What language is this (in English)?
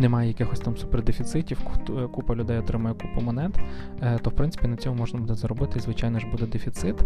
Ukrainian